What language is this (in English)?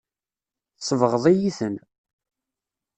Kabyle